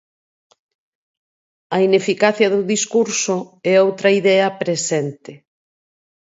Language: Galician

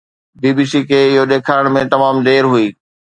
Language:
Sindhi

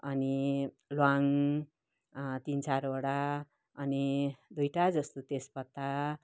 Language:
Nepali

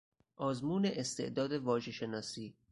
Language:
Persian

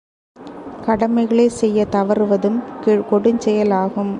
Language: Tamil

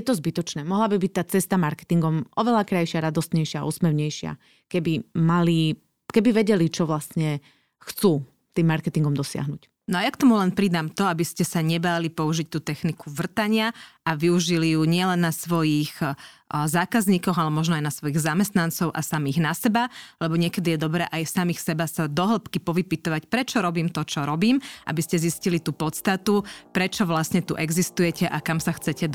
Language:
Slovak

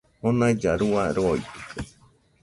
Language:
Nüpode Huitoto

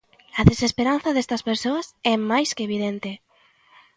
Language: Galician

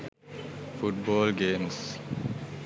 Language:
Sinhala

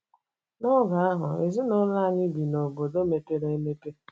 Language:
Igbo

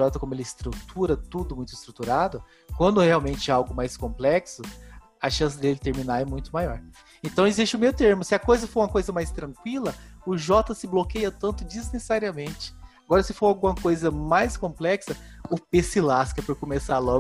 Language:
Portuguese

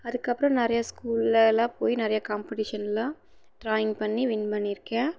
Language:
Tamil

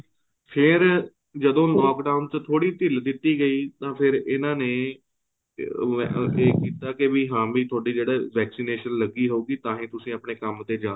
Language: Punjabi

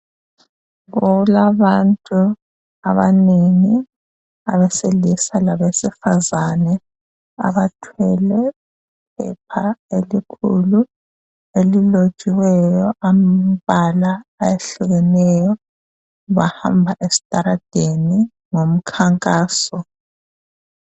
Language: North Ndebele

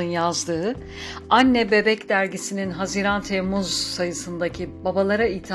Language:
Turkish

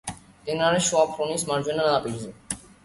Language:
Georgian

